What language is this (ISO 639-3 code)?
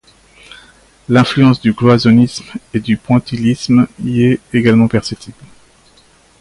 fra